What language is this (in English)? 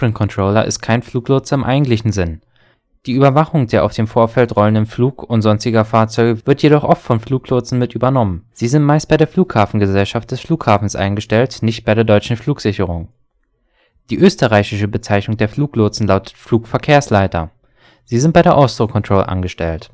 German